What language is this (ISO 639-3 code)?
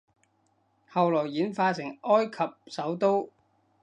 yue